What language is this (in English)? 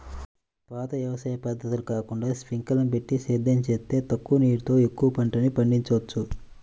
Telugu